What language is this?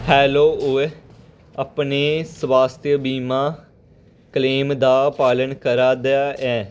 Dogri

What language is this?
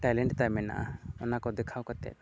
Santali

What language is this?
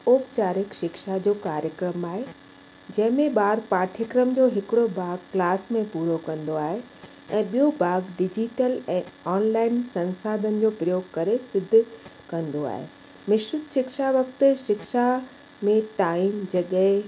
Sindhi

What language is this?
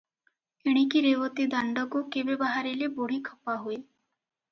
Odia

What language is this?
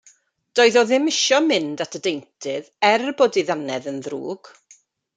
Welsh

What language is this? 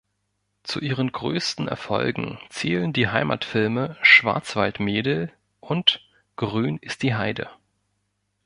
German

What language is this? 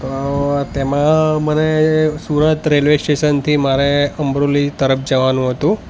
Gujarati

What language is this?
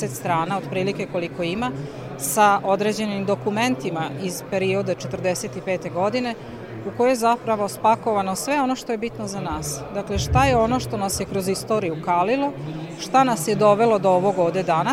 Croatian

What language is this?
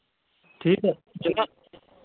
Kashmiri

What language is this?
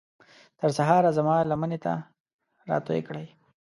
Pashto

